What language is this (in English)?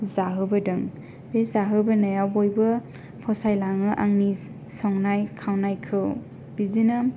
Bodo